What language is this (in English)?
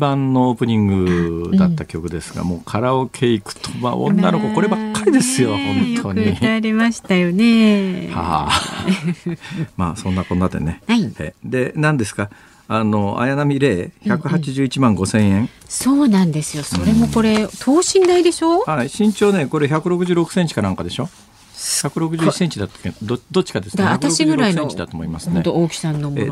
Japanese